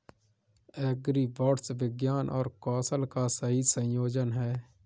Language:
Hindi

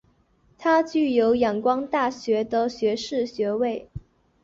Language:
Chinese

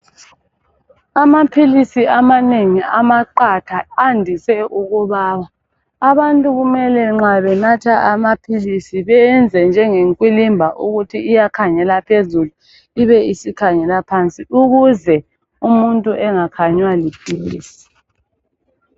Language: North Ndebele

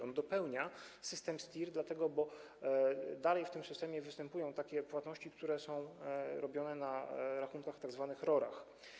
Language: Polish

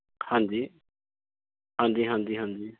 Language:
Punjabi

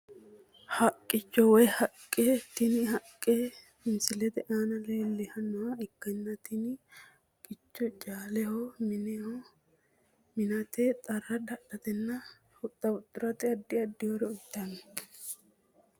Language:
Sidamo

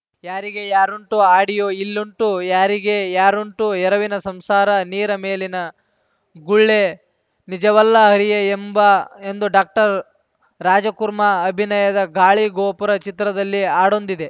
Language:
Kannada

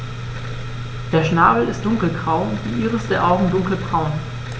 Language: German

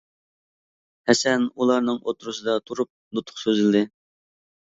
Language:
Uyghur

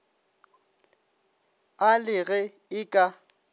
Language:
Northern Sotho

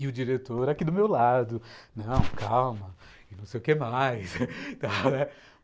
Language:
Portuguese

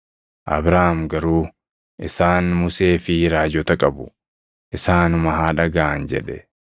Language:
Oromo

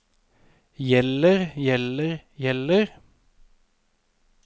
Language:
Norwegian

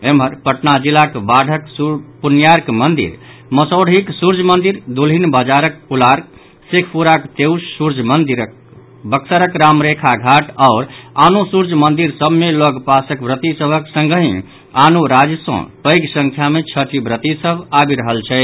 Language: Maithili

